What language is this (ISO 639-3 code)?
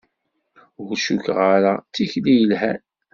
kab